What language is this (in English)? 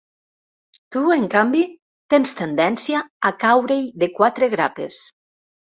Catalan